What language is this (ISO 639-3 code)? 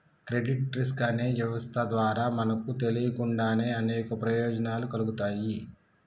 tel